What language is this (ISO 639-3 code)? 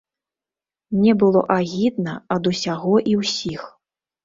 bel